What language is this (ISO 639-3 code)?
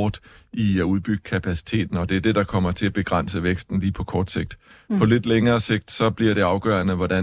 dan